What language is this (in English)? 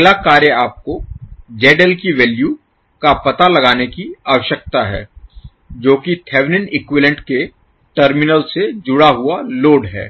Hindi